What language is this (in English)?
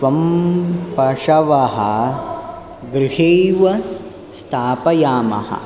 Sanskrit